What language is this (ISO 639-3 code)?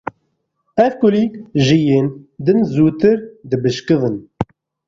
kur